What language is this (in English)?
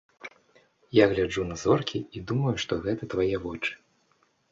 Belarusian